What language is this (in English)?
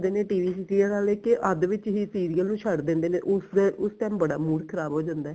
Punjabi